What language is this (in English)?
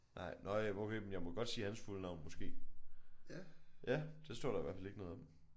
Danish